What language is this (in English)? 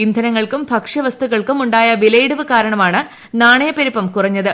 Malayalam